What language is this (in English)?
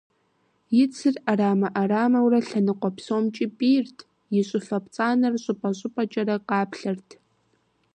Kabardian